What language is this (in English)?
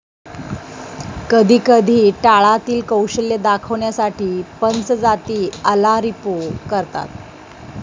Marathi